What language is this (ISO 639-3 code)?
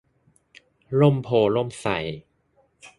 tha